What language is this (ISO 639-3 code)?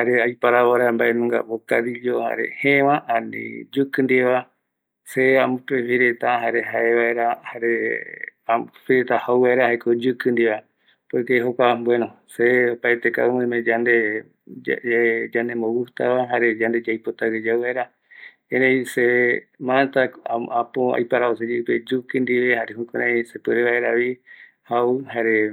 gui